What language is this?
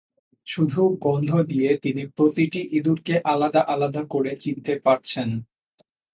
Bangla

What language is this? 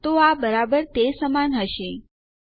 Gujarati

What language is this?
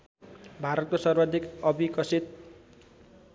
Nepali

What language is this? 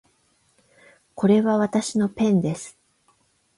Japanese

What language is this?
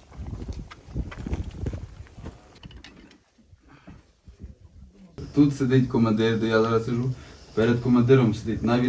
Ukrainian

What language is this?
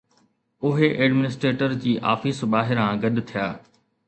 Sindhi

